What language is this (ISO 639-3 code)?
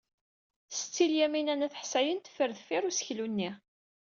kab